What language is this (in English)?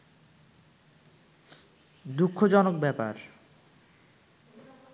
Bangla